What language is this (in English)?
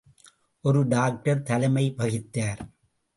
Tamil